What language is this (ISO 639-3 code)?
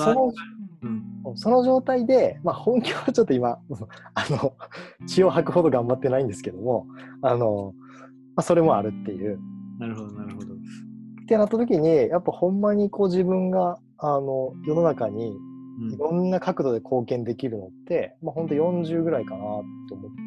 jpn